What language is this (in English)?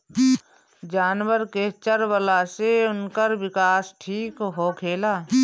Bhojpuri